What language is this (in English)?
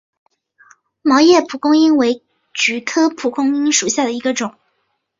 Chinese